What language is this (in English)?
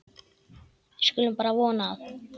Icelandic